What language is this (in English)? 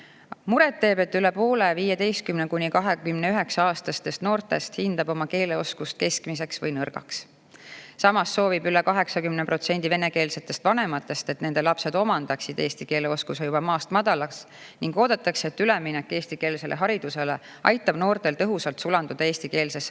Estonian